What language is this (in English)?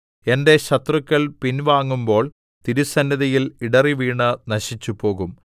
Malayalam